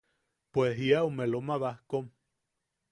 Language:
Yaqui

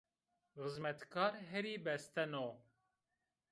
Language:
Zaza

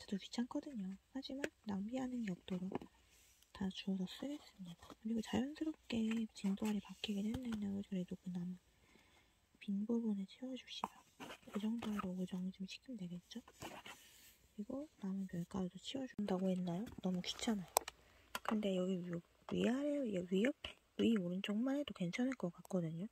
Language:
Korean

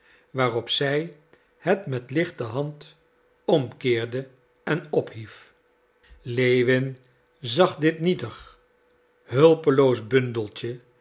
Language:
Dutch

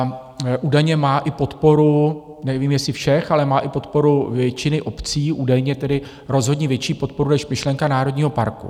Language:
Czech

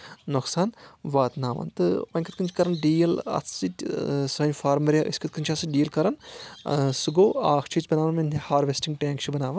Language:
Kashmiri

